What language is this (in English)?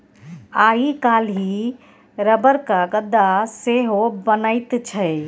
Maithili